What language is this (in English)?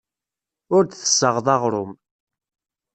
Kabyle